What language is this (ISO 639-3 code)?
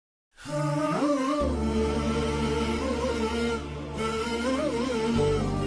ara